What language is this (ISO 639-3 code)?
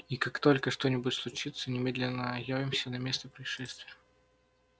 rus